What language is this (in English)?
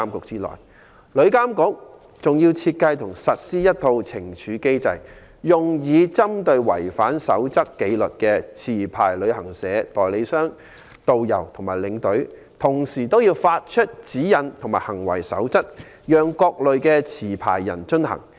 Cantonese